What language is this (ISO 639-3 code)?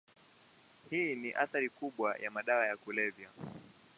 swa